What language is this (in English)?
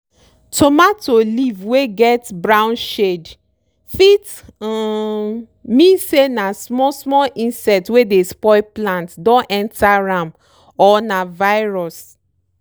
Nigerian Pidgin